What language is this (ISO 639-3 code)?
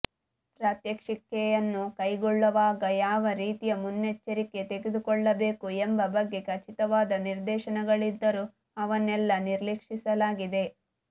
kan